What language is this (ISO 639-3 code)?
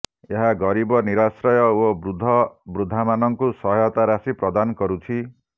ori